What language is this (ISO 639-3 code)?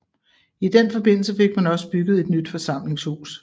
dan